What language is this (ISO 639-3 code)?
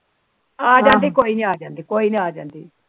pan